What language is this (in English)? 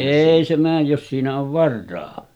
Finnish